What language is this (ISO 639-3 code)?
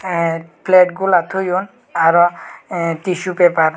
ccp